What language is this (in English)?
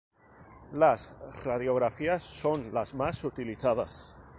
Spanish